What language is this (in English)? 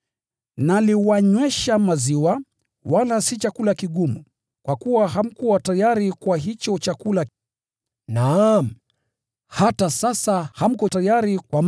Swahili